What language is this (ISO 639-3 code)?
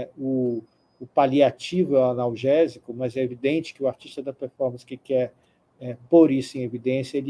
por